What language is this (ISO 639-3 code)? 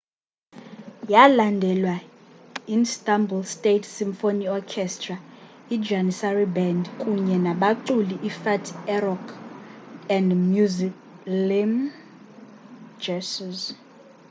xho